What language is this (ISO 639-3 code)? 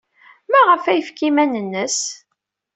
kab